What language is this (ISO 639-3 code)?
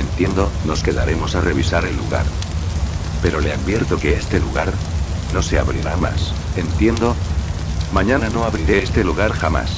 spa